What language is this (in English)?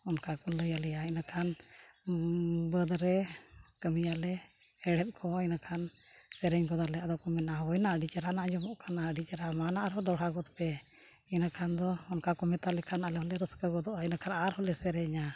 Santali